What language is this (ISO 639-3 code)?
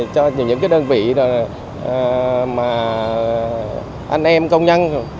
vie